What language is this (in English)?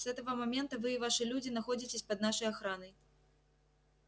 Russian